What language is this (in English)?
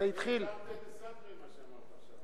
Hebrew